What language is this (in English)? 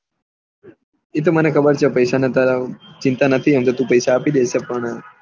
Gujarati